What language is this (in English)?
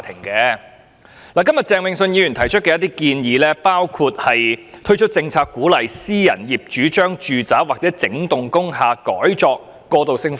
Cantonese